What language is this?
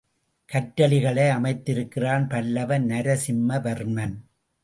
Tamil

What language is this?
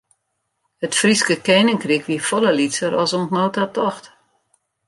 Western Frisian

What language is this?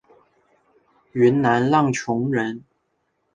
Chinese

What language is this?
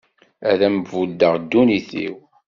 Kabyle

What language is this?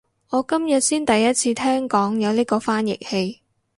Cantonese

